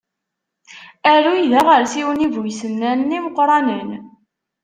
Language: Kabyle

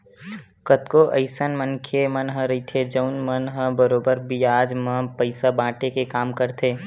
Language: Chhattisgarhi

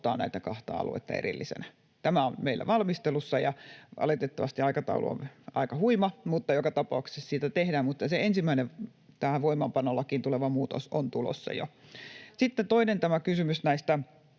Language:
Finnish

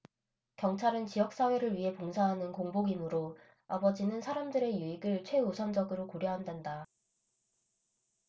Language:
Korean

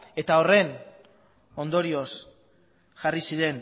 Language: Basque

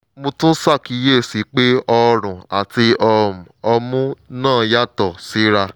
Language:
Yoruba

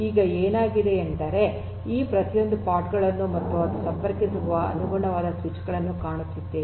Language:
Kannada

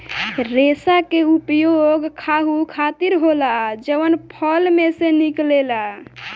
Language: Bhojpuri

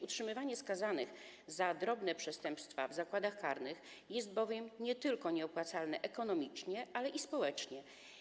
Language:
Polish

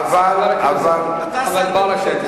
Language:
Hebrew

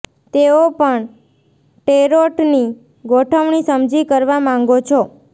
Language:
Gujarati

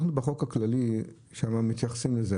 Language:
Hebrew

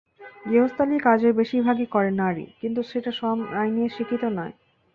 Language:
Bangla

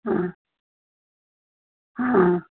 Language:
Maithili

